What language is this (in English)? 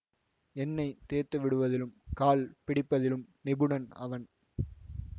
Tamil